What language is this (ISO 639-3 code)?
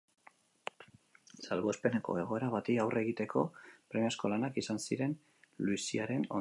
eus